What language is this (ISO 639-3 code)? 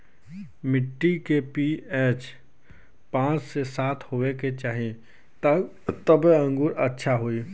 bho